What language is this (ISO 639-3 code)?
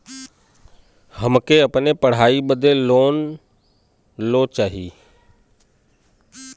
bho